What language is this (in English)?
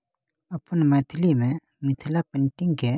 Maithili